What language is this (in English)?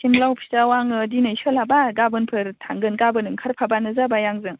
Bodo